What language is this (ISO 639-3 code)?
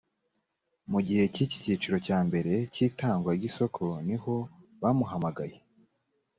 kin